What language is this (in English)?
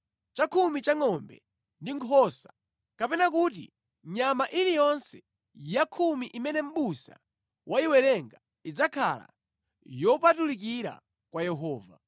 Nyanja